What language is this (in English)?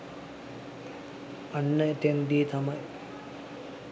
Sinhala